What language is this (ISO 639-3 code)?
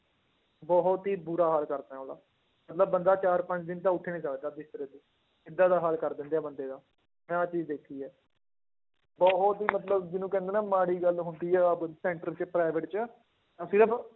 pan